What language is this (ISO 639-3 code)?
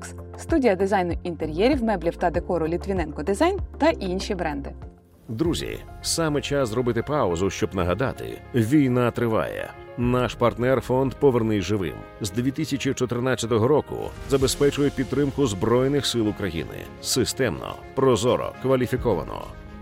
ukr